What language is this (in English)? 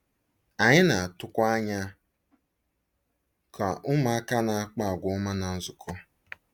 Igbo